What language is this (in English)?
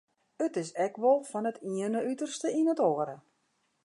Western Frisian